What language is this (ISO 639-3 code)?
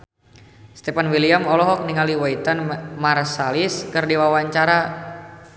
sun